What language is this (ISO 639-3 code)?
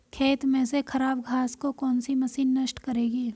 hin